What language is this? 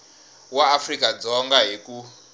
Tsonga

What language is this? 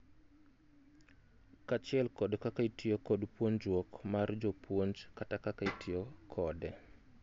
Luo (Kenya and Tanzania)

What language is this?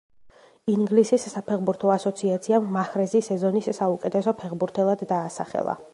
Georgian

